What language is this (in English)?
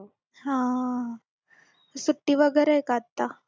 Marathi